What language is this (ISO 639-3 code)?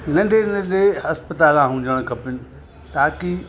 snd